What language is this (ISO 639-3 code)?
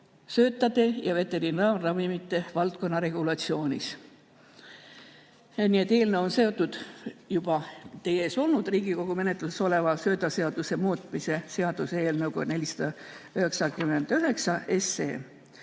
est